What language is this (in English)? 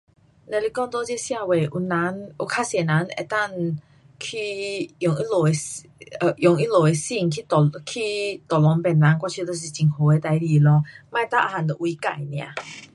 Pu-Xian Chinese